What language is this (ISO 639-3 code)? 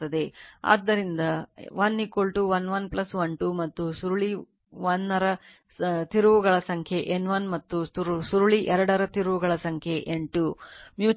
kan